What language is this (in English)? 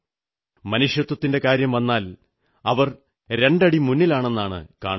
Malayalam